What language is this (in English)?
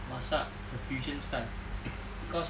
English